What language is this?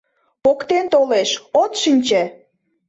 Mari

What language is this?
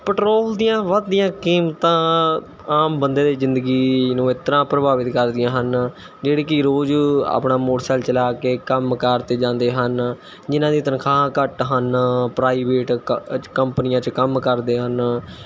Punjabi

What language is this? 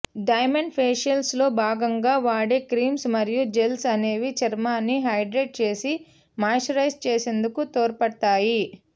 Telugu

